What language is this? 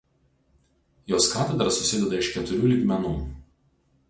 Lithuanian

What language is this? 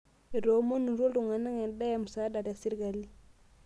Masai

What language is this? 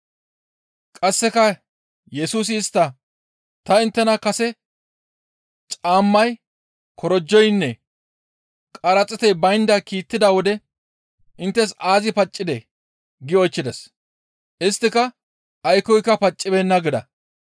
Gamo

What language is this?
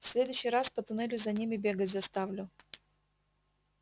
Russian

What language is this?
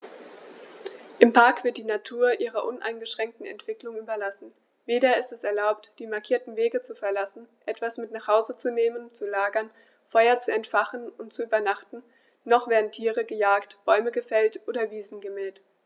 German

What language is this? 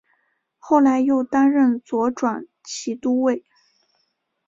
Chinese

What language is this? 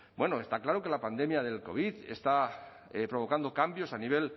Spanish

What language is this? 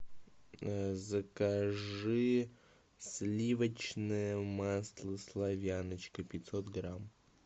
Russian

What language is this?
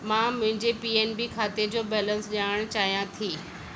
Sindhi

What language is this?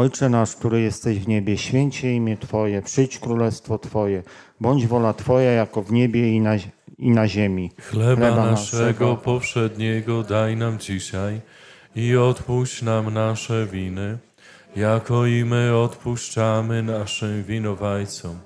Polish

